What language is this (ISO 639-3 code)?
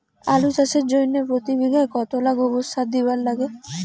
ben